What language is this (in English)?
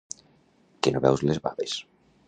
Catalan